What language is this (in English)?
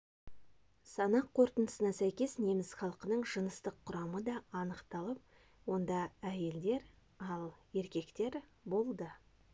Kazakh